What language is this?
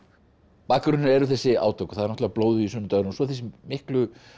Icelandic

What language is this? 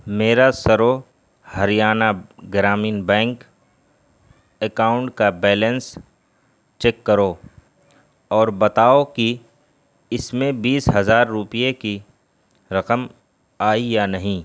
Urdu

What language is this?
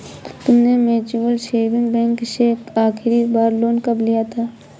Hindi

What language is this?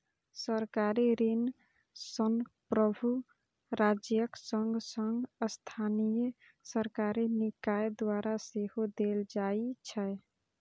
Maithili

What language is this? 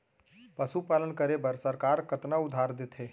Chhattisgarhi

